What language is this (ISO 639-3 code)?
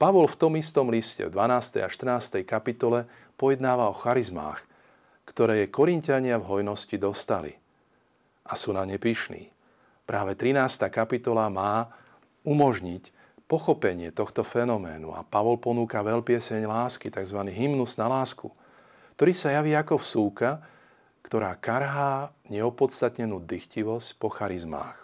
slk